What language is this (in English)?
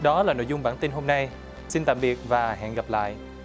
Vietnamese